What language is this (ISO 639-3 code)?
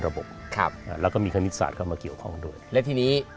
tha